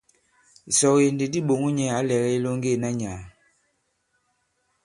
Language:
Bankon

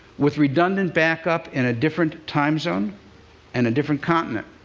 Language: English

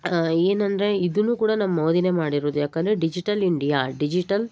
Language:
Kannada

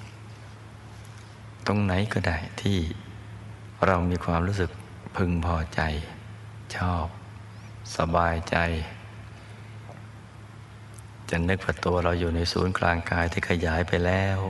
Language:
Thai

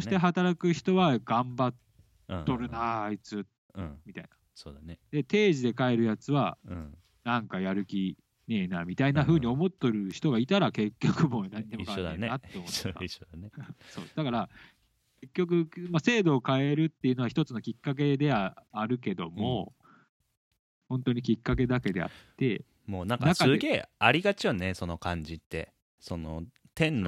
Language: Japanese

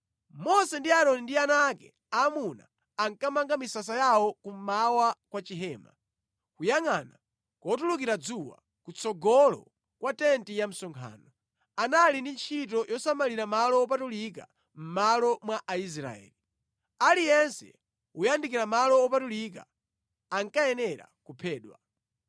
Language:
Nyanja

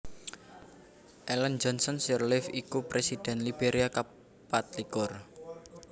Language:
Javanese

